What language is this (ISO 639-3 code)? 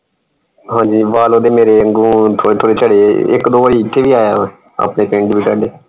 pan